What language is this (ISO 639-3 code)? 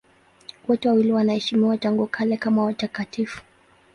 swa